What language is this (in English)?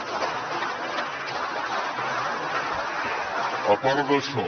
Catalan